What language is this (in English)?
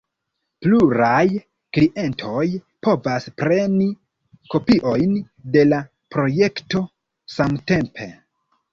Esperanto